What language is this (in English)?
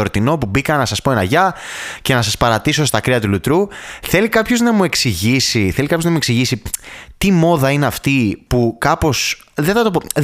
Greek